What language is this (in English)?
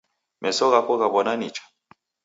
Taita